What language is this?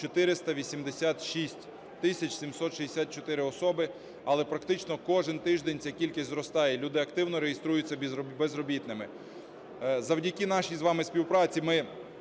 Ukrainian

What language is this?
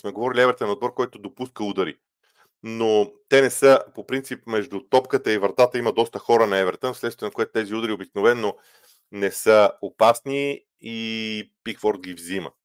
Bulgarian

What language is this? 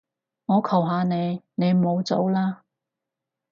Cantonese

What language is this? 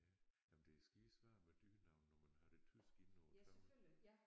Danish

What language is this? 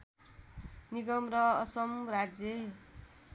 Nepali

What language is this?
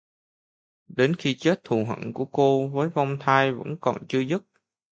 Vietnamese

